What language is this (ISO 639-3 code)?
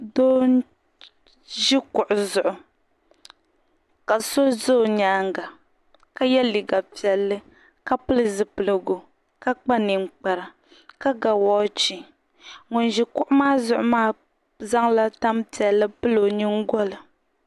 dag